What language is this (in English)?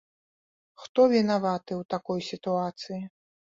Belarusian